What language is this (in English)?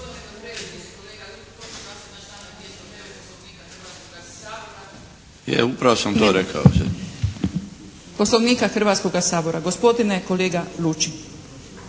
Croatian